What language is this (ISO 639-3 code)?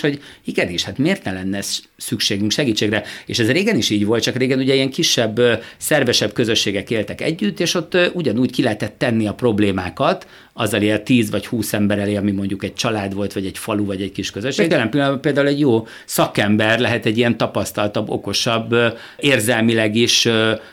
hun